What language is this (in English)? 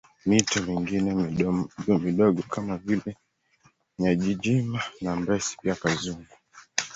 Swahili